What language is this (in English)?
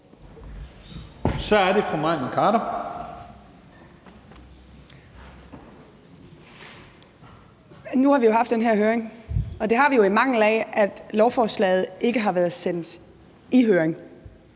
Danish